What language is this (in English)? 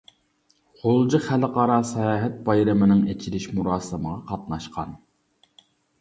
Uyghur